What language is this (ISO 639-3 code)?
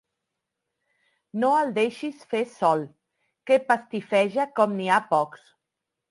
cat